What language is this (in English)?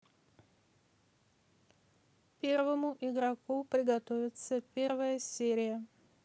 Russian